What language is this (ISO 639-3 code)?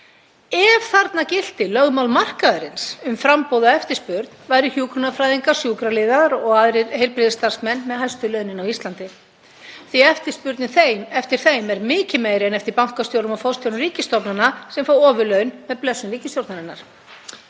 isl